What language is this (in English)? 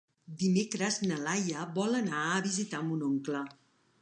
Catalan